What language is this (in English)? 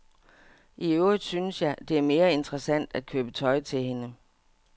Danish